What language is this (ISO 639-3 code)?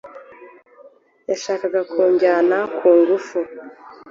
kin